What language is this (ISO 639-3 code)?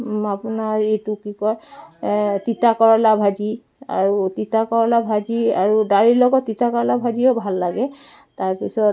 asm